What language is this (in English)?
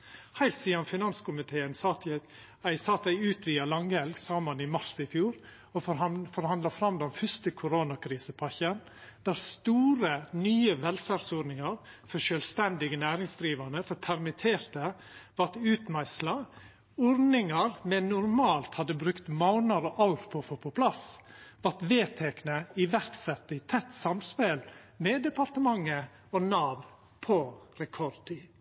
Norwegian Nynorsk